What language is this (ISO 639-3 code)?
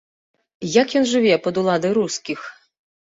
bel